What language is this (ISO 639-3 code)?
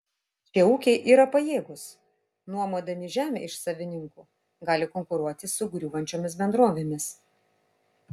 lit